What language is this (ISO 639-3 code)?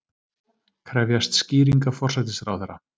isl